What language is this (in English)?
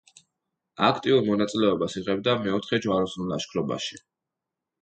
Georgian